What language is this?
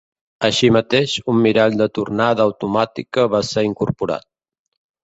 Catalan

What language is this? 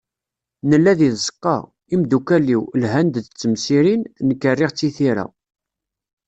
Kabyle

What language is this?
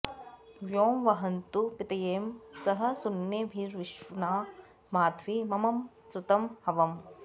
Sanskrit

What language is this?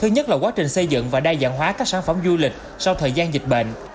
Vietnamese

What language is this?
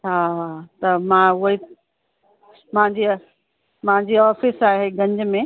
Sindhi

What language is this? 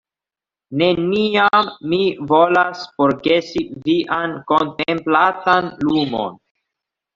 Esperanto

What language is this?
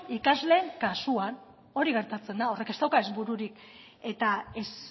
Basque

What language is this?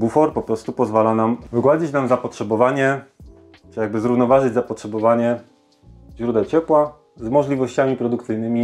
Polish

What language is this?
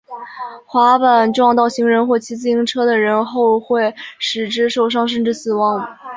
Chinese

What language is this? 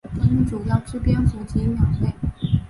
Chinese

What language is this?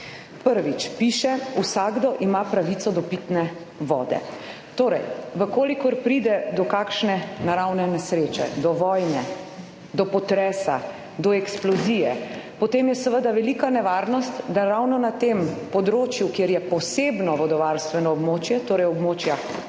Slovenian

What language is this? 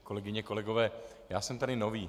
Czech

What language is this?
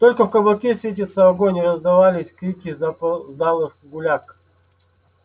Russian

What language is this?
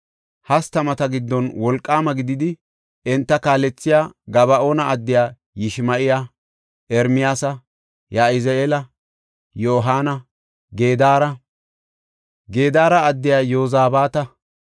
Gofa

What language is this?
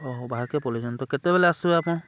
Odia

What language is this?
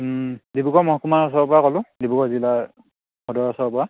Assamese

